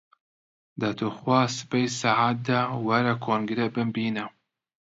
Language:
Central Kurdish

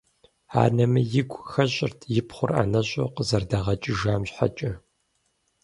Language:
Kabardian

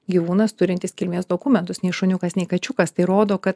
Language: Lithuanian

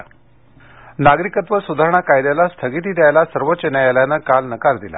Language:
Marathi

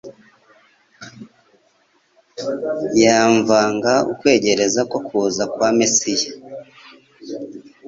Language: Kinyarwanda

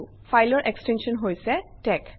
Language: Assamese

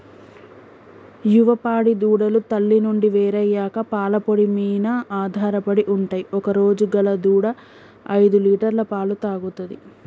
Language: Telugu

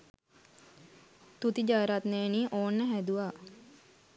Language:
Sinhala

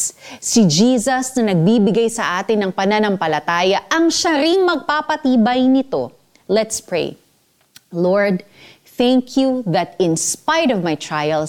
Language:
Filipino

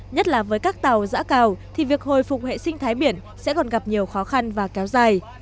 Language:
Vietnamese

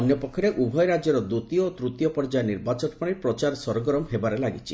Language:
Odia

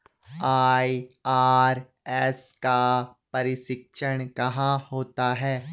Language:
Hindi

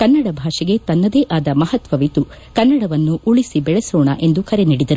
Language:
Kannada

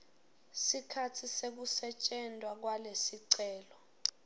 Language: Swati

